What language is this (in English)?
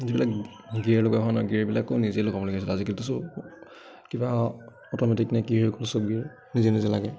Assamese